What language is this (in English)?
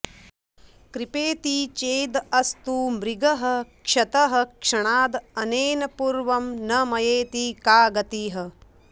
Sanskrit